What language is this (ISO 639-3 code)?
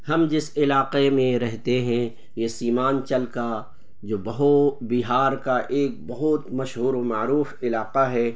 urd